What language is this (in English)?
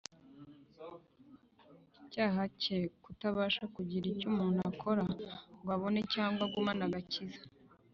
Kinyarwanda